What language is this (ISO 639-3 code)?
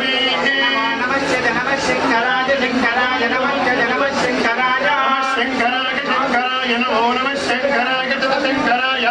tel